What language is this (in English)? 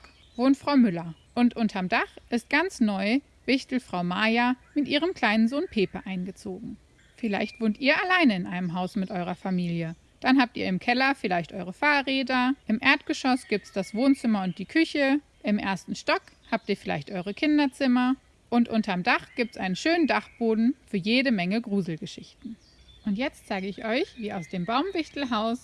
German